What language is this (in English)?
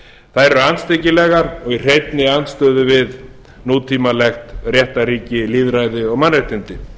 Icelandic